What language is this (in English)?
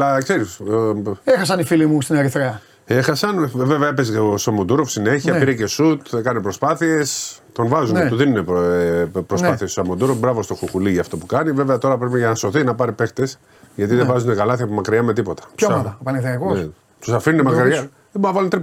Greek